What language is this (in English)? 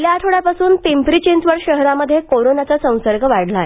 Marathi